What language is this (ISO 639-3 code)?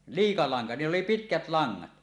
fin